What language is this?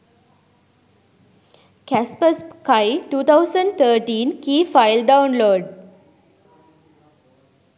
Sinhala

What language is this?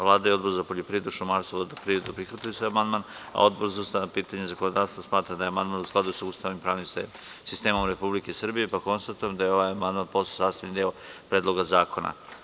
Serbian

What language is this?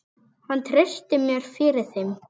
Icelandic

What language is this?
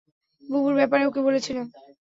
Bangla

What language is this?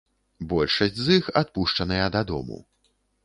Belarusian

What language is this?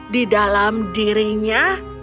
Indonesian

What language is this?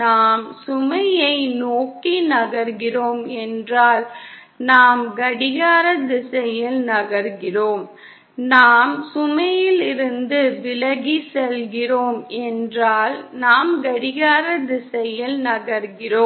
Tamil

